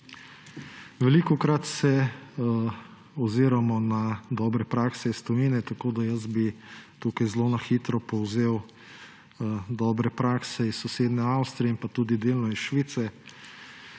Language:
Slovenian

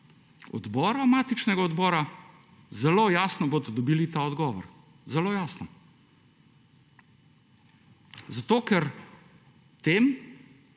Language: Slovenian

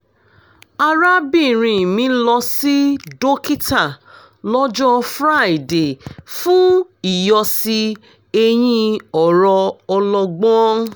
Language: Yoruba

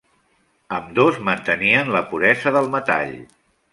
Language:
Catalan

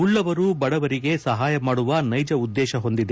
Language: Kannada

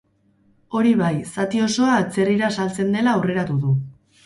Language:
Basque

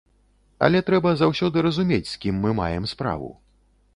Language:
Belarusian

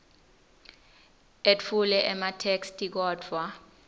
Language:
Swati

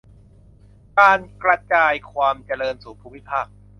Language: Thai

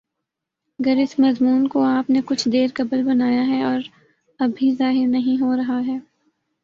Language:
Urdu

